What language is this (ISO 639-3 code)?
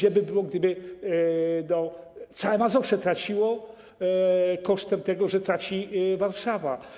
pol